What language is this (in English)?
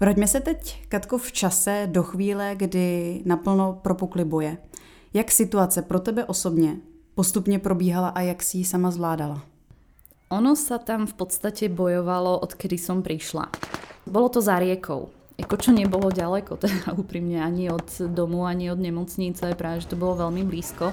Czech